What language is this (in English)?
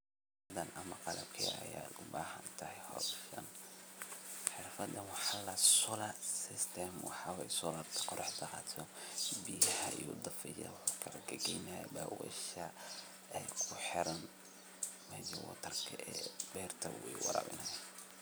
Somali